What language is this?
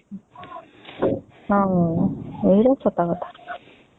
Odia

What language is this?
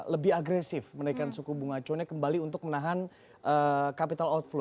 Indonesian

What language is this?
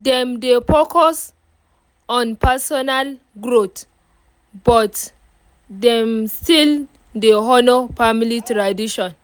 Nigerian Pidgin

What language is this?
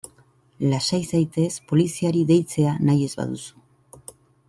Basque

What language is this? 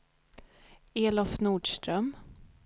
Swedish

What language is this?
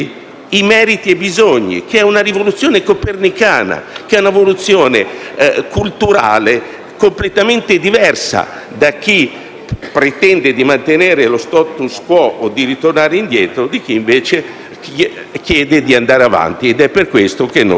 Italian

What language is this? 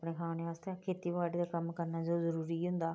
Dogri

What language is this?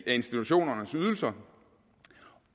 Danish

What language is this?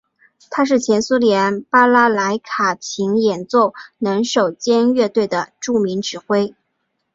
Chinese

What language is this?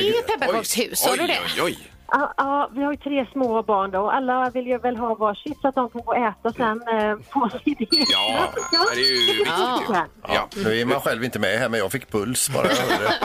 Swedish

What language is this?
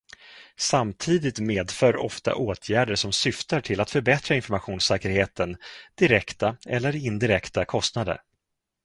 Swedish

